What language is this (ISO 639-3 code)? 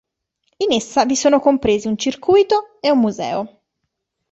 ita